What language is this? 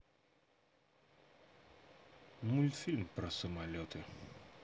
Russian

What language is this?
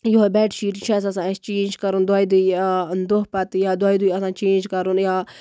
Kashmiri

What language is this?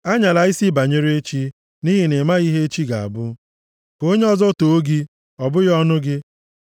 Igbo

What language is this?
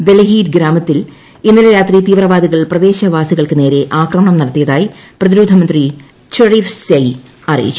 Malayalam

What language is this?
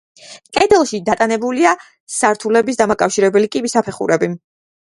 Georgian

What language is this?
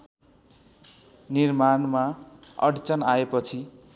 Nepali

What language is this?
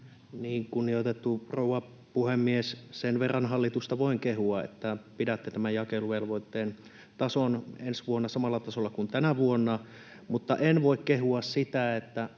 Finnish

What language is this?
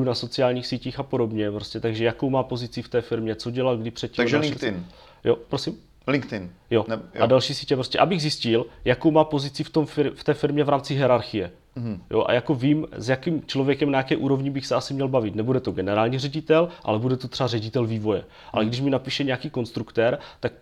Czech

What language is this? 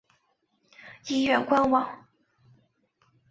Chinese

